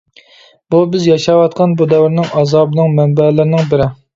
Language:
Uyghur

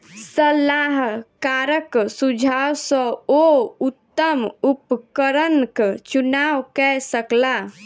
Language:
Maithili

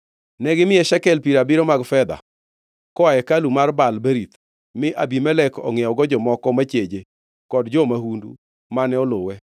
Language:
Luo (Kenya and Tanzania)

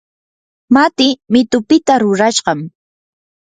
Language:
Yanahuanca Pasco Quechua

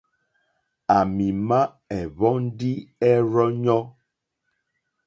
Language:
Mokpwe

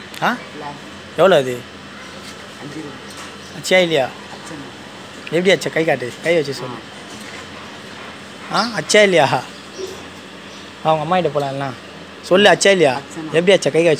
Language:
Thai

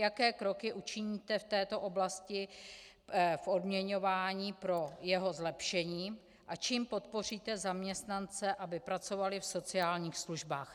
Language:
Czech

